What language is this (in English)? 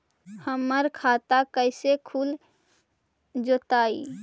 Magahi